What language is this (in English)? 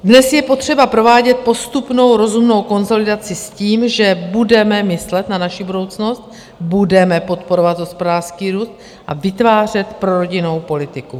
Czech